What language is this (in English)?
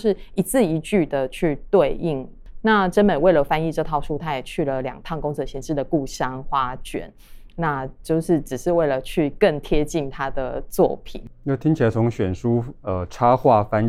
Chinese